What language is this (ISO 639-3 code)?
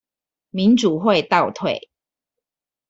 zho